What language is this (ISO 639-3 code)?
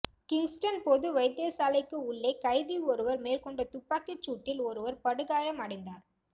tam